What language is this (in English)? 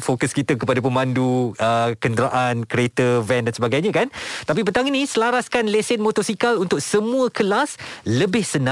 Malay